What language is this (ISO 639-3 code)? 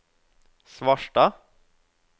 nor